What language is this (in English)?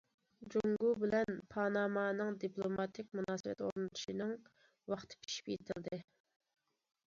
Uyghur